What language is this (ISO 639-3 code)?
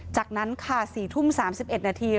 tha